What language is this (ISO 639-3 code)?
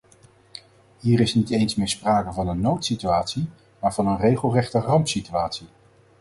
nld